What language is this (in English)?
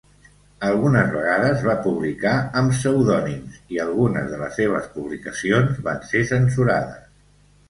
Catalan